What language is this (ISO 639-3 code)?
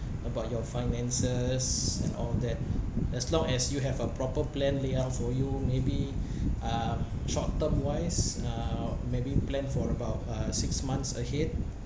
eng